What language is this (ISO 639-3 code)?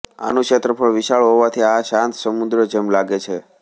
guj